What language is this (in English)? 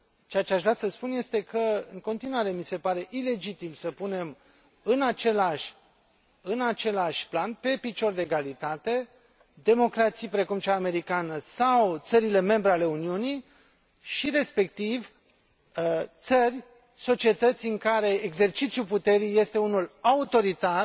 Romanian